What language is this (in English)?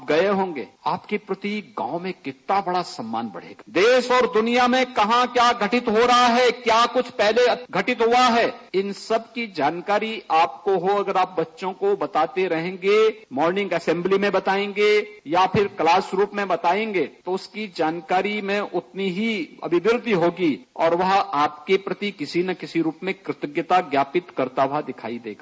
Hindi